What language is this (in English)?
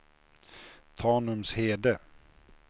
Swedish